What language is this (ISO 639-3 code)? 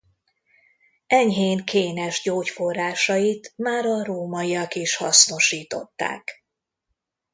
hun